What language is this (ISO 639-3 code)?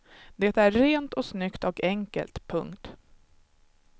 swe